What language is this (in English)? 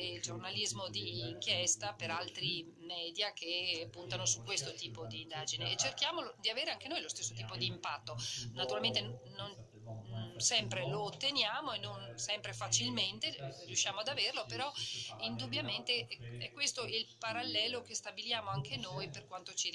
Italian